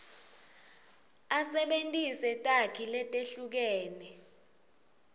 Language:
Swati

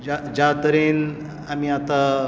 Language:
Konkani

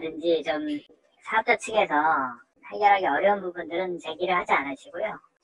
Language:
Korean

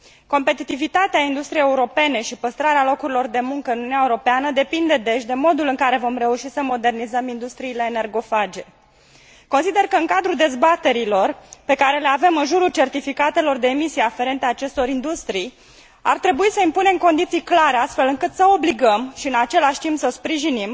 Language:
Romanian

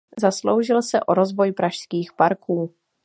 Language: Czech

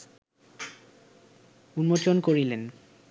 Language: Bangla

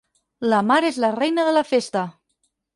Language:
Catalan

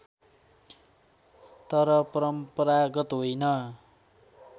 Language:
Nepali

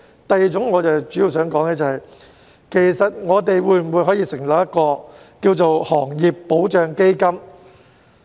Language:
Cantonese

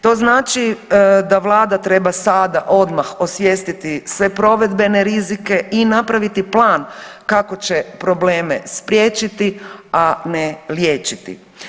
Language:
Croatian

